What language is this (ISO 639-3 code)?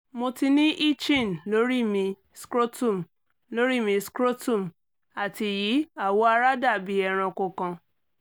yor